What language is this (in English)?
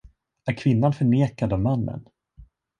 Swedish